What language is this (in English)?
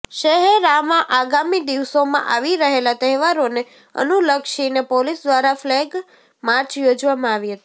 Gujarati